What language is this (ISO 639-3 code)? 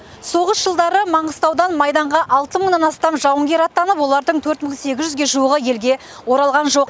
kaz